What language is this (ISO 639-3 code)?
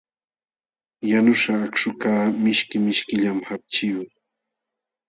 qxw